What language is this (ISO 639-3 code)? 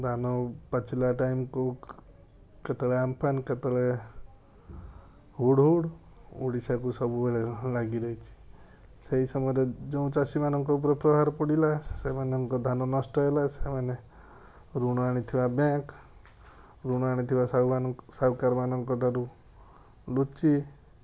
ori